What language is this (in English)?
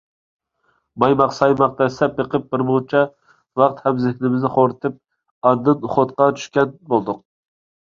Uyghur